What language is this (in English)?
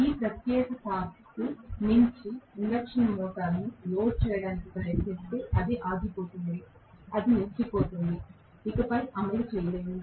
Telugu